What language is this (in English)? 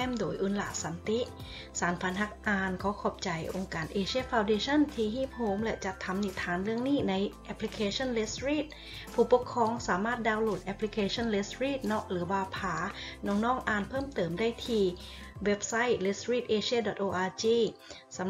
Thai